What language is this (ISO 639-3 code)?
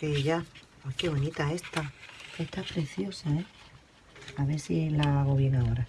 spa